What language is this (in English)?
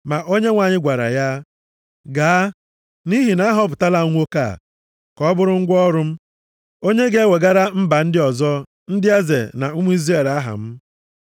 Igbo